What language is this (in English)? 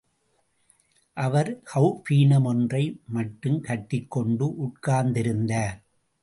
Tamil